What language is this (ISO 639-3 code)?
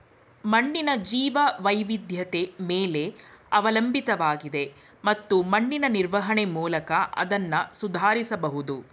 kan